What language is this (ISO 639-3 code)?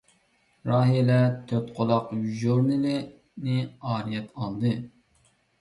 uig